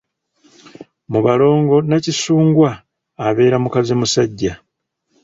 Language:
Ganda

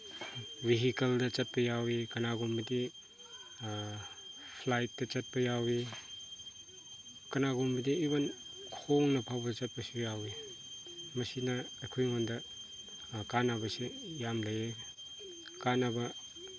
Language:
Manipuri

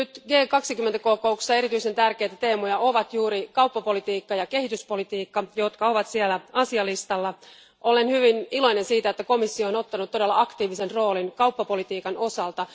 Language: Finnish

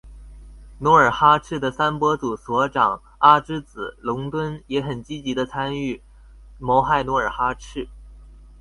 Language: Chinese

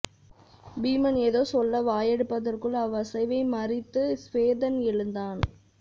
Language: Tamil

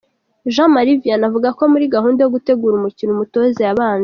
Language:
Kinyarwanda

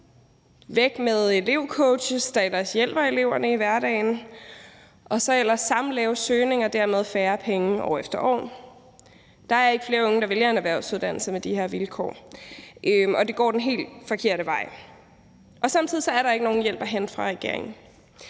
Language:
Danish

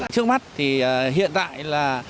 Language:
Vietnamese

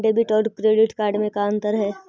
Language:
Magahi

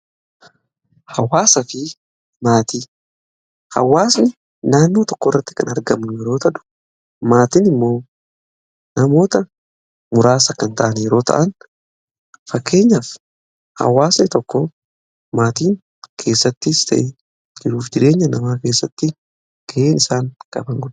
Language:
Oromo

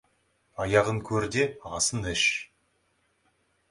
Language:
Kazakh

